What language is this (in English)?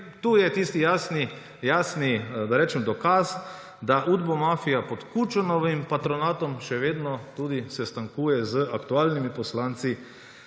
Slovenian